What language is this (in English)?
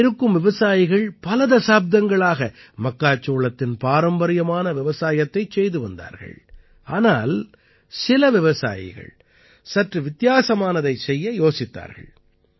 Tamil